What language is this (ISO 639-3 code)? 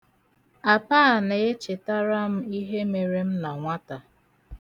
ibo